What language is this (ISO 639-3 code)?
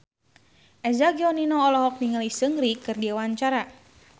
sun